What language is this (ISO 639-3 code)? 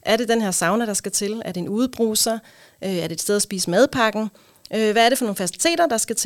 dan